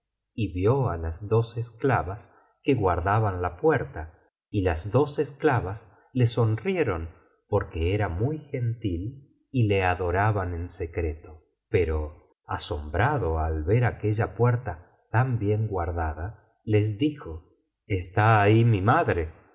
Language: Spanish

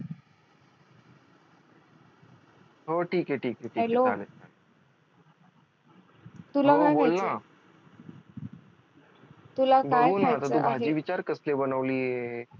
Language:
Marathi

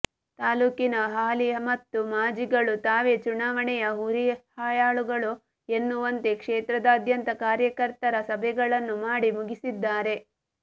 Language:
Kannada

